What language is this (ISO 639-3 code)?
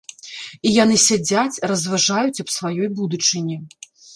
bel